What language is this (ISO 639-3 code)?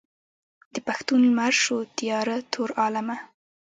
pus